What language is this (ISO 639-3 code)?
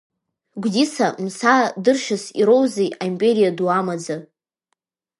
abk